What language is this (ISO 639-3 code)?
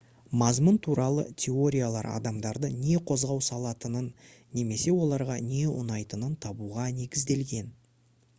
kaz